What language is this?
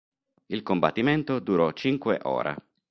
Italian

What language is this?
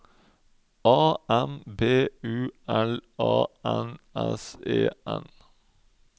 Norwegian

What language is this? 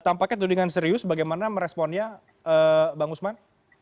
Indonesian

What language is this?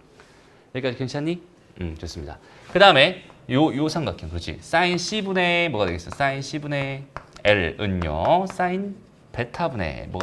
Korean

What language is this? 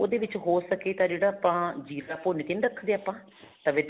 Punjabi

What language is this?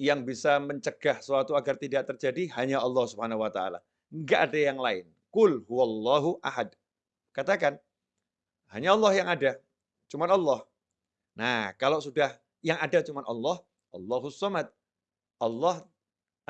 Indonesian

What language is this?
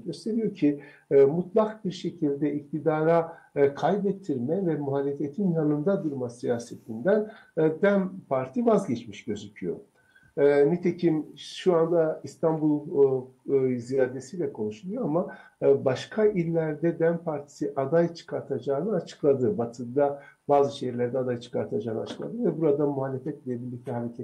Turkish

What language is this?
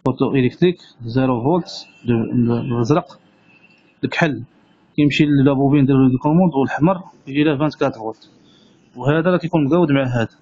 Arabic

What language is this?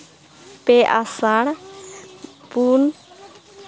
Santali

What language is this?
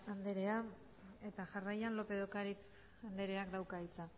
Basque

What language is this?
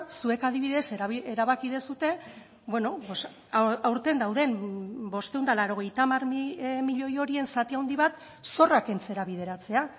Basque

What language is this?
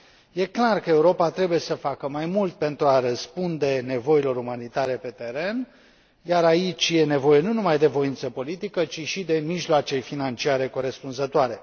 Romanian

